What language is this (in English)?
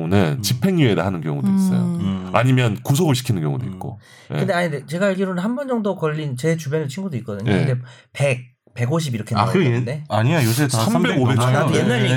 Korean